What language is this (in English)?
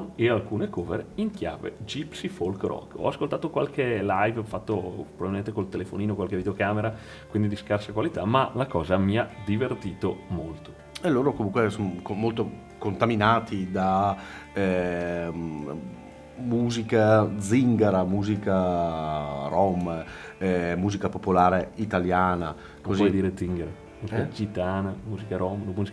Italian